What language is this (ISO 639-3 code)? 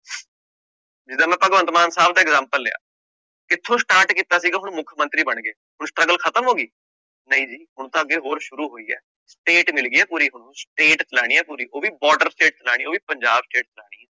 pan